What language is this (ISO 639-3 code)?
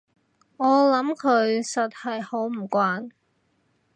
yue